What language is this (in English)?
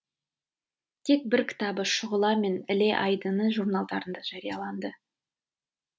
Kazakh